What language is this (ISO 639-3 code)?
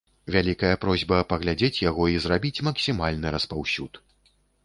bel